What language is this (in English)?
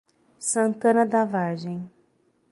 Portuguese